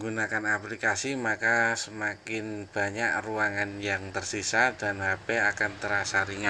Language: Indonesian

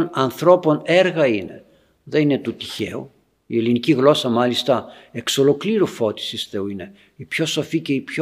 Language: Greek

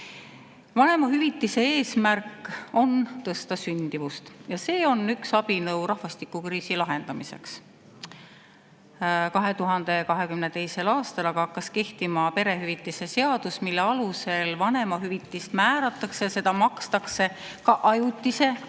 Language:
Estonian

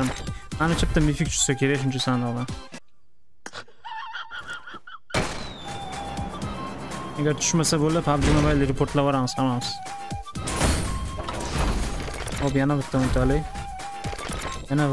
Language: Turkish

